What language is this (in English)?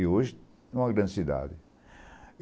Portuguese